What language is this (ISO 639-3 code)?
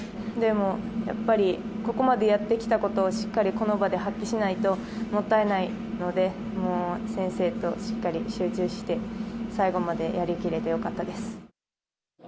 jpn